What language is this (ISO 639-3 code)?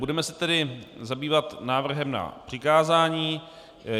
ces